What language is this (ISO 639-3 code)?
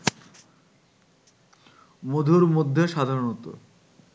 ben